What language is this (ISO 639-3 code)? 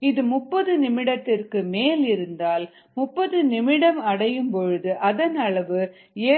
tam